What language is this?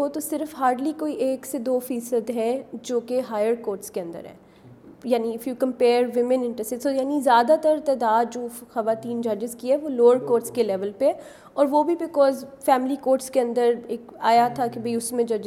Urdu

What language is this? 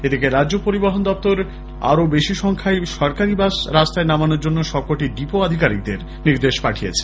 Bangla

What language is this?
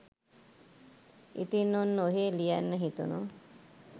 Sinhala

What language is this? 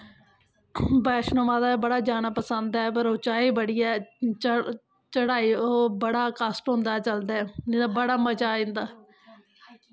Dogri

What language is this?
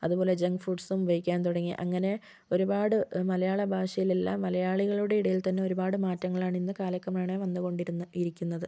Malayalam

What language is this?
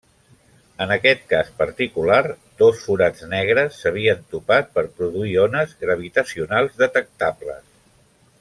Catalan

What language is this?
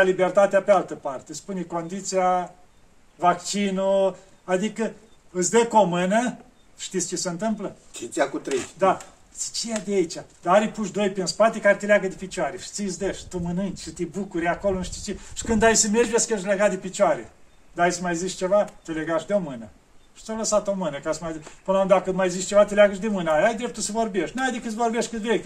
Romanian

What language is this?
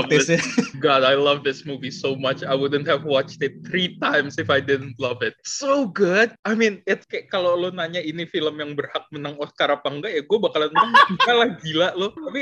Indonesian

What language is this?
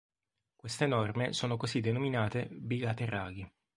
Italian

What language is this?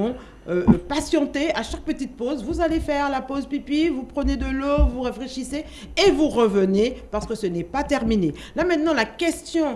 French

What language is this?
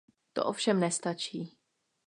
Czech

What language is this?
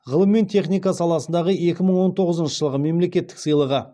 Kazakh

